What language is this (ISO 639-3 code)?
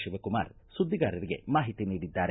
kan